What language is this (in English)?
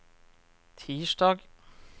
Norwegian